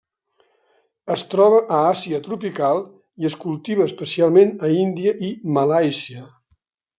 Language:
Catalan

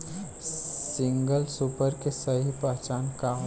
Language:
Bhojpuri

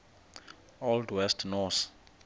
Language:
Xhosa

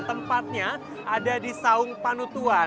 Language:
Indonesian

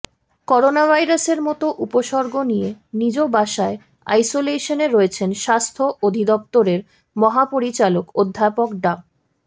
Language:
Bangla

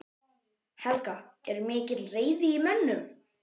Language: Icelandic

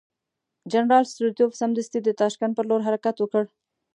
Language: Pashto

